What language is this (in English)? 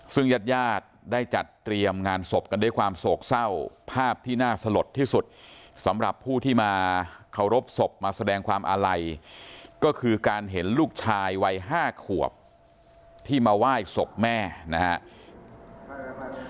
Thai